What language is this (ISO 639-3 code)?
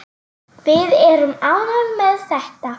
isl